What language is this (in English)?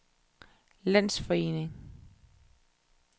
Danish